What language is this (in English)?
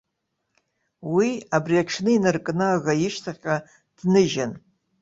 Abkhazian